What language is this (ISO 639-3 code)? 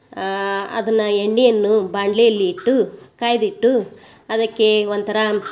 kan